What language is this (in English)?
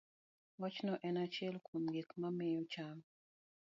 Luo (Kenya and Tanzania)